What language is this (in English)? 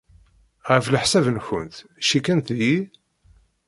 Kabyle